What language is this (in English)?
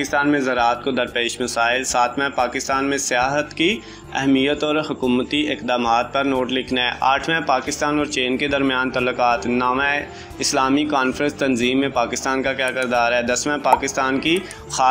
Hindi